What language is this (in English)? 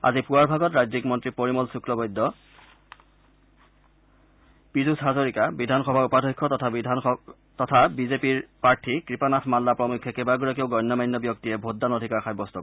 Assamese